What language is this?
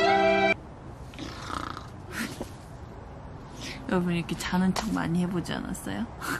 Korean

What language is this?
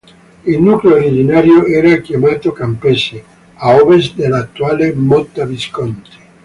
Italian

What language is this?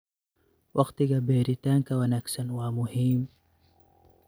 Somali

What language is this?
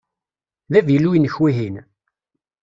Kabyle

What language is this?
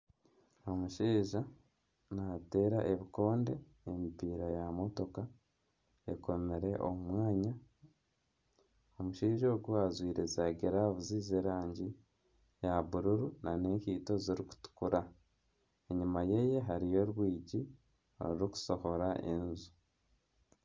Nyankole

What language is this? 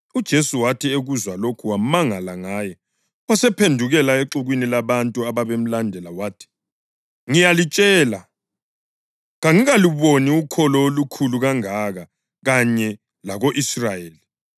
North Ndebele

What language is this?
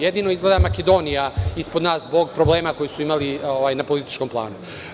Serbian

